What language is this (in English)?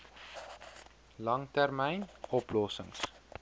Afrikaans